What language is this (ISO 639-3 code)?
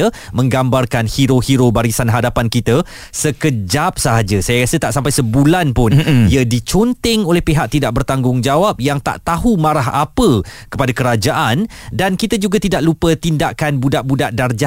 msa